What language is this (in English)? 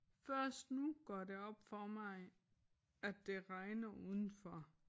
Danish